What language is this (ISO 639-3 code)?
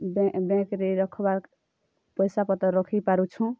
ori